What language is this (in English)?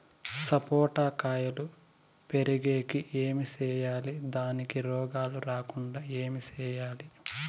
Telugu